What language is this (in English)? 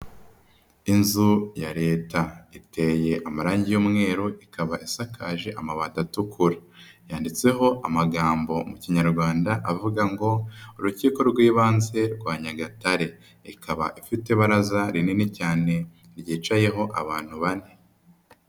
Kinyarwanda